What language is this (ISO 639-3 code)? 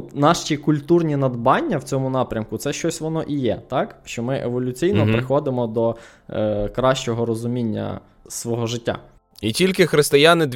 ukr